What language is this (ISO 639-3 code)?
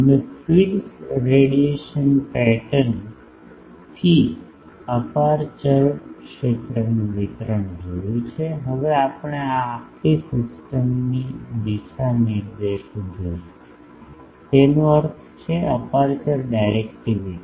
guj